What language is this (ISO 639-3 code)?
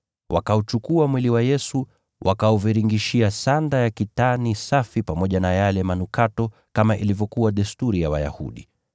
swa